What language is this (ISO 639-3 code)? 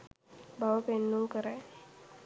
sin